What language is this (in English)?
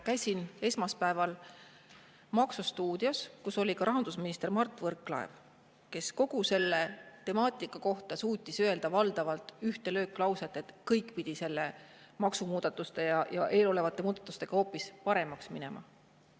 Estonian